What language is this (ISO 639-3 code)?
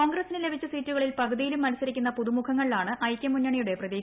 mal